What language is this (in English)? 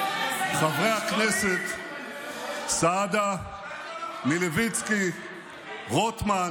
Hebrew